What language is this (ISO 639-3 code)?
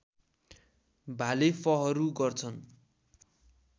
nep